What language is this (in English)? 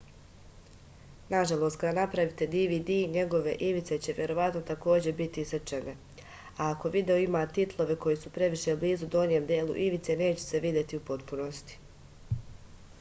Serbian